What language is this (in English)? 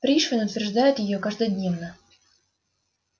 Russian